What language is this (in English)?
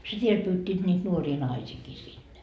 Finnish